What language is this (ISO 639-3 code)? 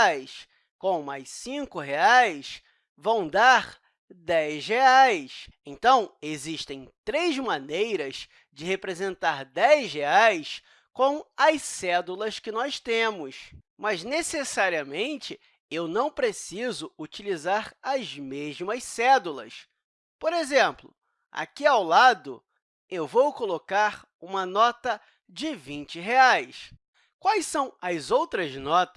por